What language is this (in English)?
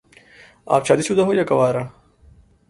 Urdu